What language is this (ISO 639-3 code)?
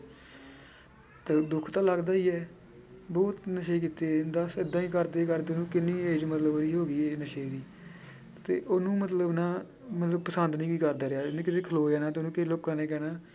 pan